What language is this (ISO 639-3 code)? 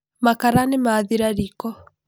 kik